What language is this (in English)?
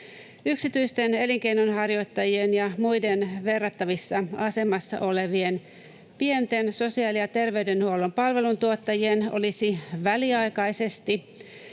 Finnish